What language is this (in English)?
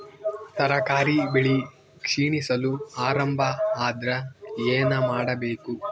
Kannada